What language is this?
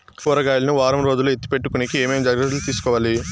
Telugu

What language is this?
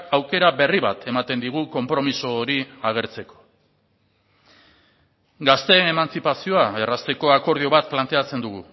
Basque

